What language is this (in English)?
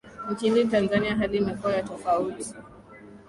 Swahili